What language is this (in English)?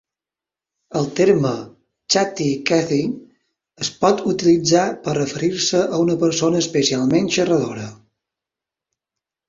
Catalan